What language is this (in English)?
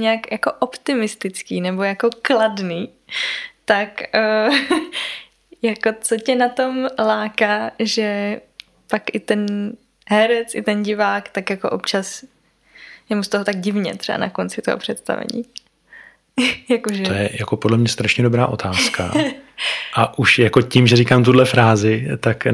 Czech